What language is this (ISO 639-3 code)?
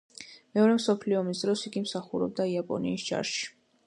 kat